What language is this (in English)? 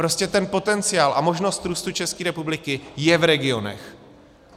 Czech